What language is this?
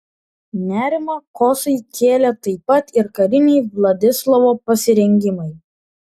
Lithuanian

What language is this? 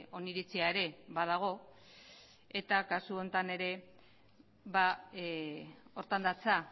Basque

